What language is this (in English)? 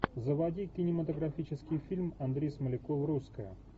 Russian